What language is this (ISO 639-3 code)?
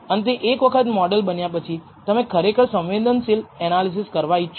guj